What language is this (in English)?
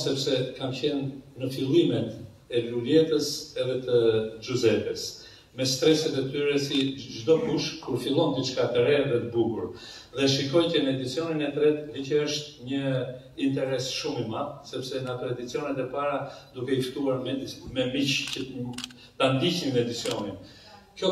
Romanian